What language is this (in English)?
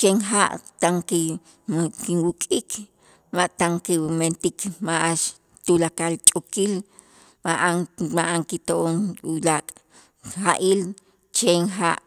Itzá